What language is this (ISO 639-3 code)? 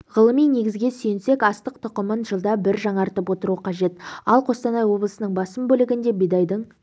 kaz